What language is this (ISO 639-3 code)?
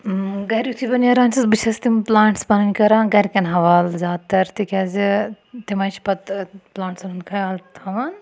kas